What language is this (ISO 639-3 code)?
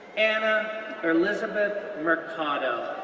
eng